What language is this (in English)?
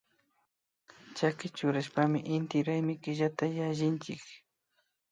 Imbabura Highland Quichua